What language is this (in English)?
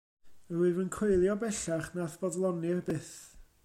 Welsh